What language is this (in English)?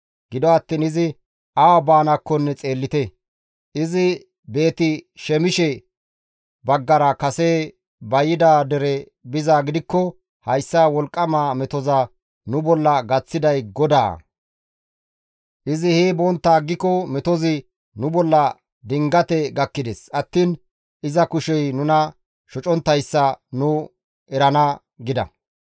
Gamo